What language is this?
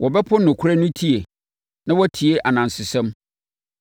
Akan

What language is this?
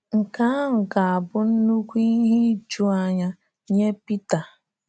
Igbo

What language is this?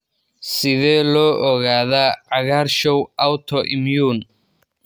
Somali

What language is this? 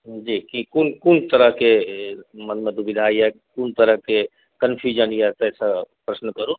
Maithili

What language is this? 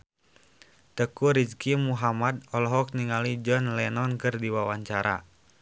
Sundanese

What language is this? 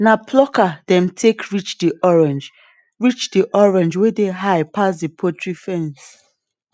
Nigerian Pidgin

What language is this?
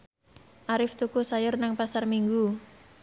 Javanese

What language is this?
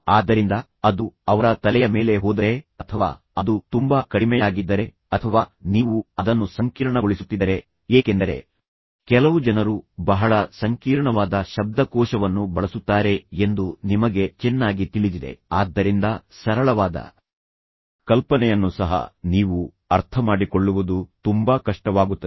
Kannada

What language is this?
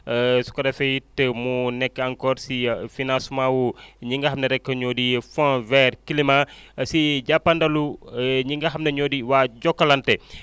Wolof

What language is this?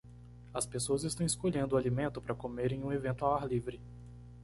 Portuguese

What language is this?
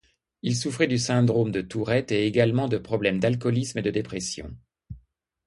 French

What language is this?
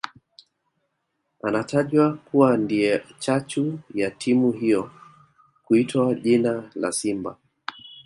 Swahili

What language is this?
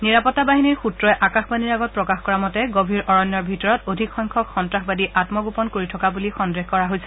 Assamese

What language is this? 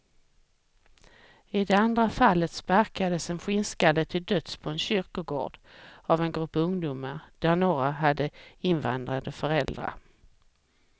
Swedish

